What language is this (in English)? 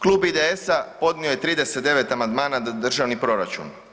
Croatian